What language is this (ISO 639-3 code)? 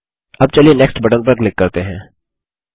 hin